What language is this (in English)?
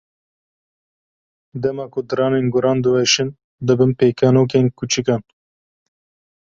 Kurdish